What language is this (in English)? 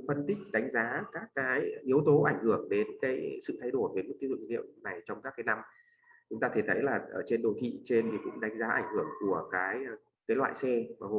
Vietnamese